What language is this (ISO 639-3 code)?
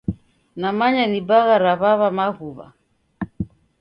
dav